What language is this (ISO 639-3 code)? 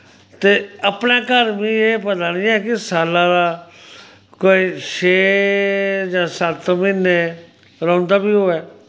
doi